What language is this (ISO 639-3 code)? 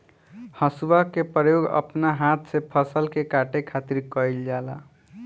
bho